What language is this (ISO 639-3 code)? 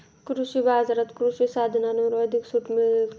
mar